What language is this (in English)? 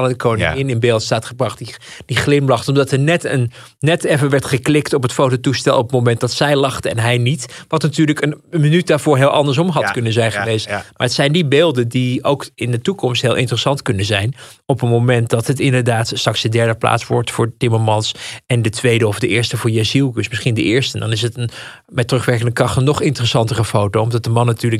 Dutch